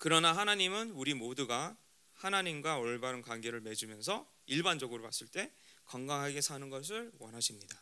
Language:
Korean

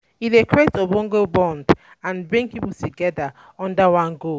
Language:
Nigerian Pidgin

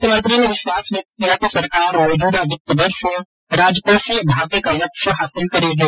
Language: Hindi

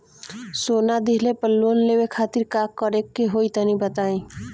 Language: Bhojpuri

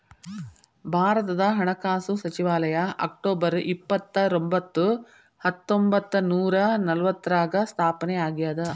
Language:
Kannada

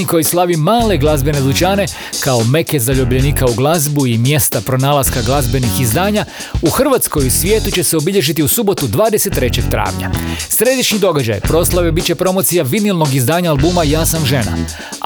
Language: Croatian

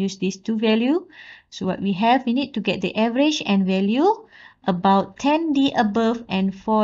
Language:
English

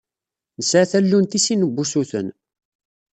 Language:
Kabyle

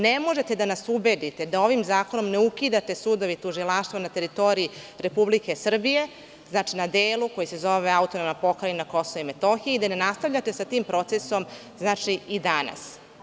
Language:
Serbian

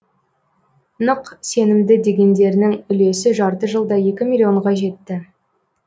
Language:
Kazakh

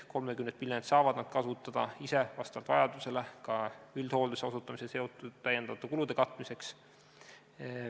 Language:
Estonian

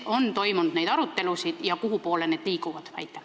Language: Estonian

